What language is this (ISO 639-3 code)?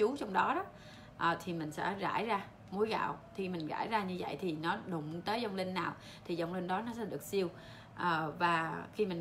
vie